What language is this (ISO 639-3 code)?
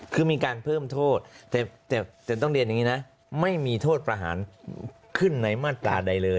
tha